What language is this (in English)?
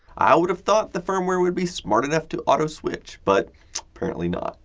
English